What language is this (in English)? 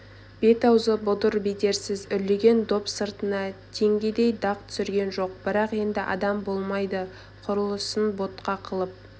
Kazakh